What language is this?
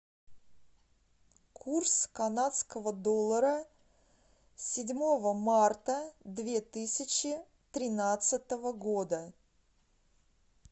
Russian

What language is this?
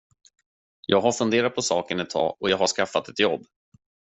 Swedish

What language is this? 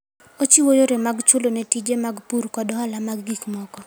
Luo (Kenya and Tanzania)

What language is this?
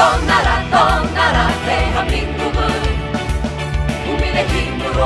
Korean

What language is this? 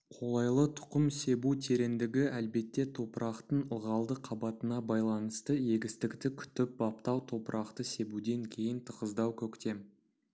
Kazakh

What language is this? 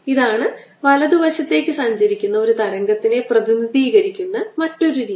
Malayalam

